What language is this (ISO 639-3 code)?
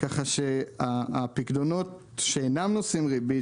heb